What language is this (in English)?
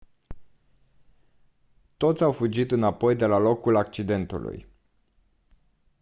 Romanian